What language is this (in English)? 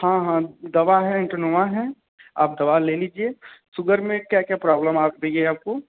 Hindi